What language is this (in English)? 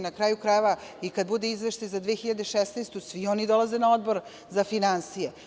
Serbian